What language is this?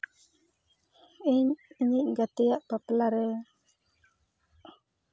Santali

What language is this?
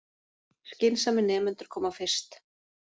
Icelandic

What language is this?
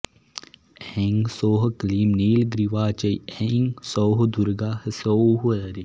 Sanskrit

